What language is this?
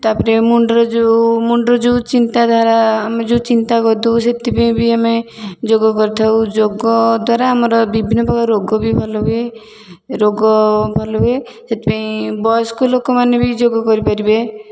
Odia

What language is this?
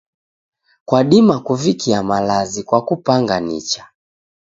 Taita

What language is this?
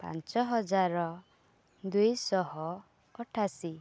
Odia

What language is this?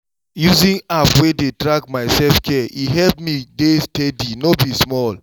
Nigerian Pidgin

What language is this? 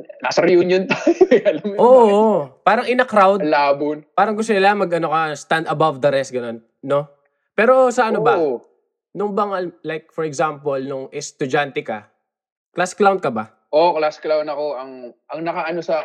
Filipino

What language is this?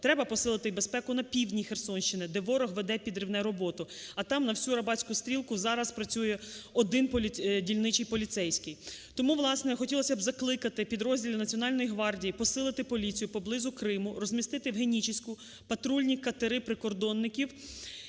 Ukrainian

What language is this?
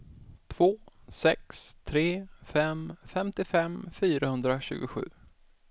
Swedish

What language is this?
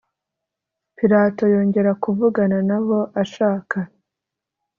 Kinyarwanda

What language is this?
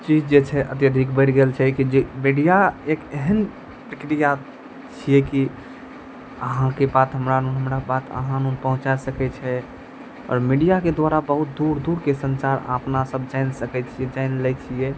Maithili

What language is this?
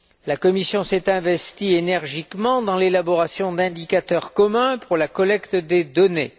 French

